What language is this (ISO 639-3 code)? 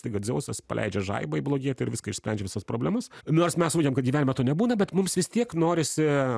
lit